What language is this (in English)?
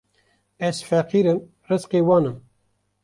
Kurdish